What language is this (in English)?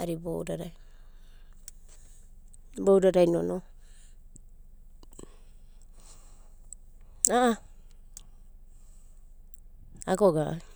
Abadi